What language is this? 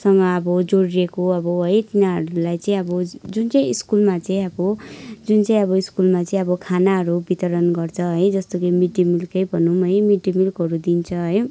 Nepali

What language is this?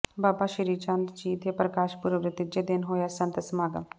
Punjabi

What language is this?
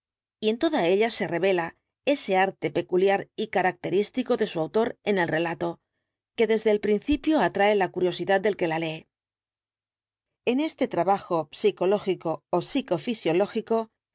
Spanish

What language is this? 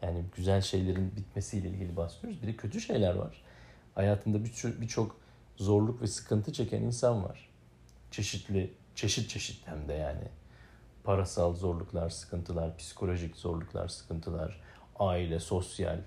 Turkish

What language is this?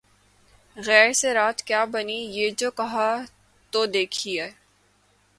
Urdu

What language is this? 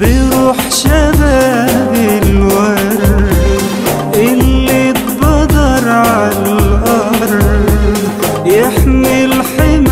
Arabic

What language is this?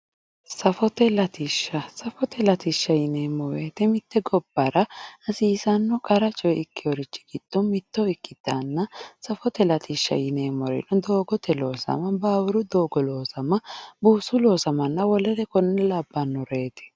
Sidamo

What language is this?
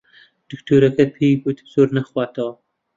Central Kurdish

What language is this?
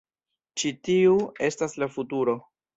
Esperanto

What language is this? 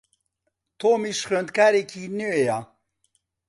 Central Kurdish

